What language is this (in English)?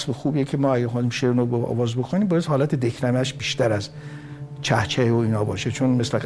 Persian